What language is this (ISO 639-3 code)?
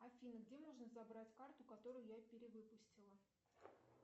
rus